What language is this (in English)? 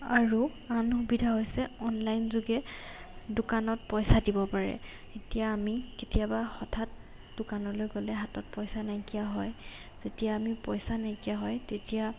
Assamese